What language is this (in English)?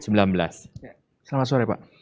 Indonesian